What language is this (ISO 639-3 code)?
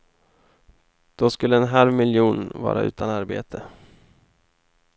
swe